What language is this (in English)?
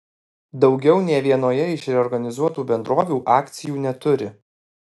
Lithuanian